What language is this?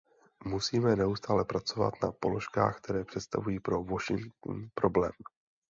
Czech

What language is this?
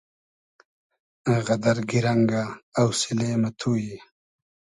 Hazaragi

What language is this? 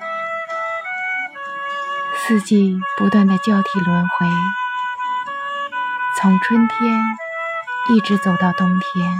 Chinese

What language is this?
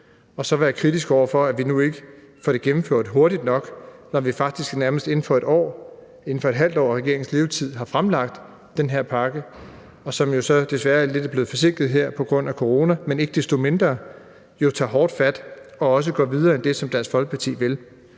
Danish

